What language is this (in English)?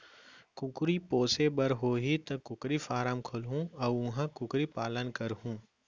Chhattisgarhi